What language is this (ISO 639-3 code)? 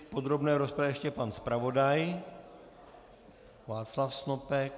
ces